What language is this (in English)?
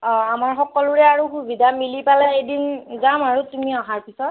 Assamese